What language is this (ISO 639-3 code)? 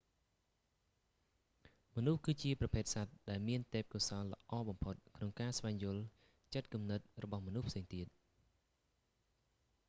khm